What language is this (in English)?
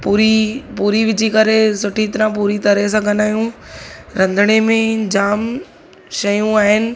Sindhi